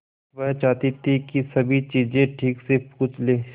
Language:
Hindi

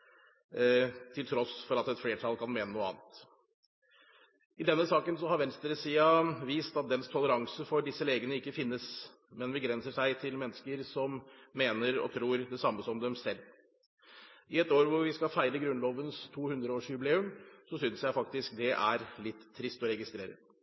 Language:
Norwegian Bokmål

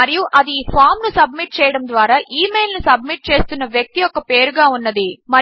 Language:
Telugu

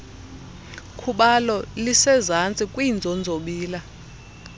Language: Xhosa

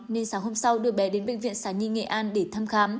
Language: Vietnamese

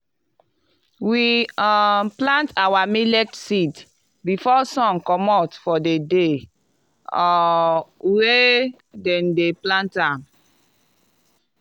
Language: Nigerian Pidgin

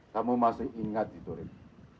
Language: Indonesian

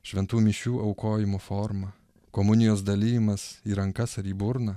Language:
Lithuanian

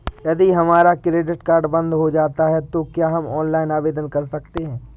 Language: Hindi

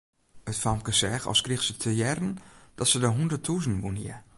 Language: Western Frisian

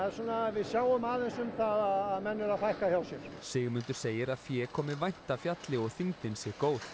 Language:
Icelandic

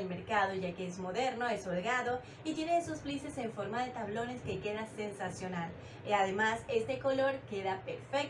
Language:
Spanish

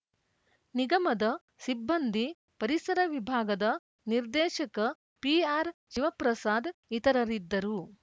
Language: Kannada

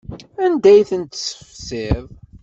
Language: Kabyle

